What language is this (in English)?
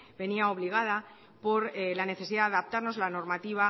Spanish